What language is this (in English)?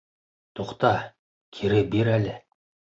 Bashkir